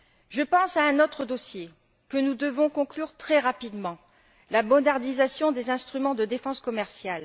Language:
French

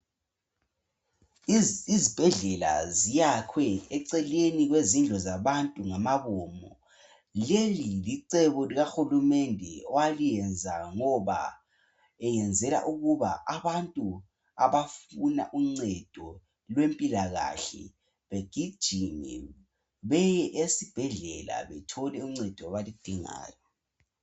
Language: North Ndebele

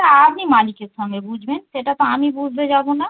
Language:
Bangla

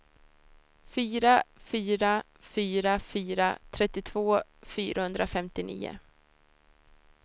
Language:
Swedish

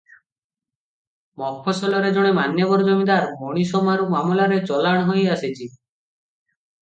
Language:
Odia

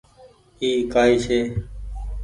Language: Goaria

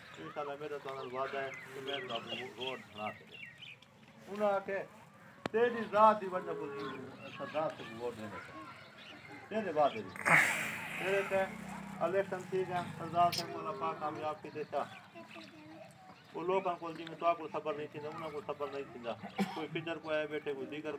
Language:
Romanian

